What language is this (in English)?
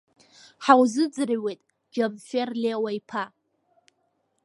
Abkhazian